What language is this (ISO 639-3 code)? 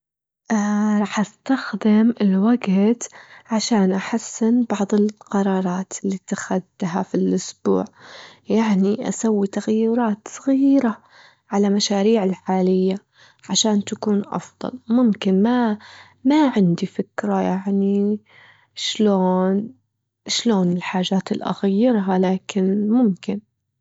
afb